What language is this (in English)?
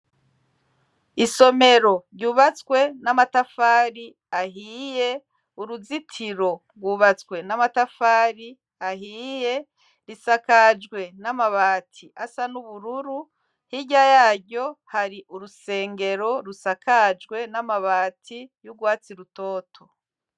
Rundi